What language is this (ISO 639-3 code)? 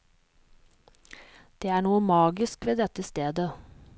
nor